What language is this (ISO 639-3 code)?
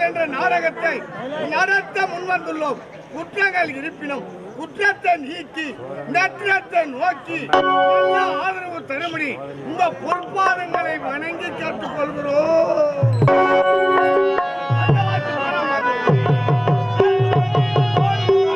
ara